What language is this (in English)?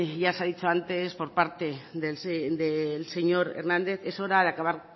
Spanish